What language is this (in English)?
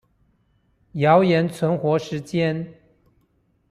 Chinese